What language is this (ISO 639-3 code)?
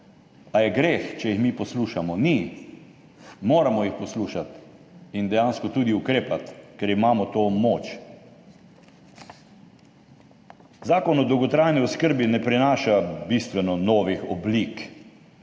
slv